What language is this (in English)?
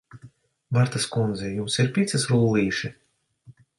Latvian